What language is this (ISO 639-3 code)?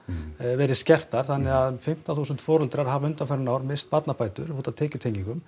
isl